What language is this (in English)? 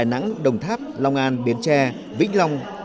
Vietnamese